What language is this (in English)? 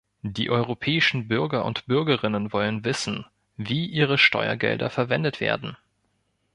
German